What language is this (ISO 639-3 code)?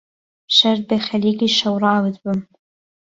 ckb